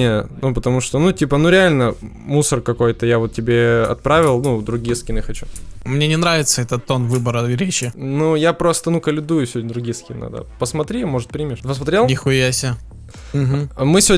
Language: Russian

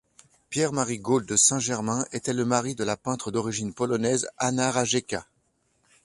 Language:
French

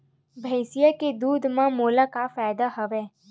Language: Chhattisgarhi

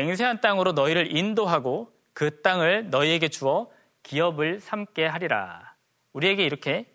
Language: Korean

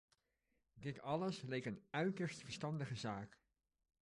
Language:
Dutch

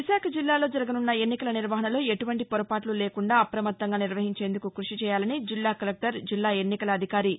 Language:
Telugu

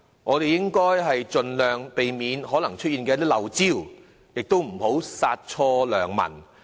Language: Cantonese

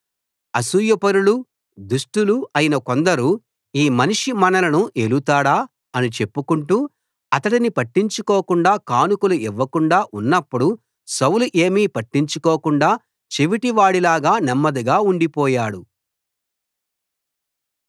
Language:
Telugu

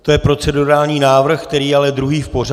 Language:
Czech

